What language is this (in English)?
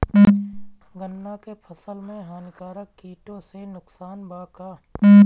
Bhojpuri